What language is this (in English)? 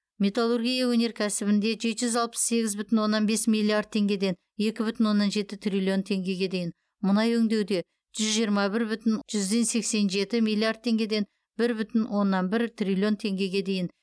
Kazakh